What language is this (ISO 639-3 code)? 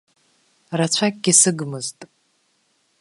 abk